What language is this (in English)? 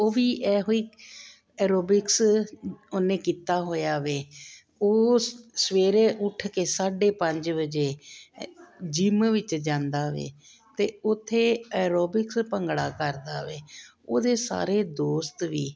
Punjabi